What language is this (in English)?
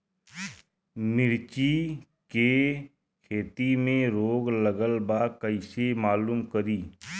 Bhojpuri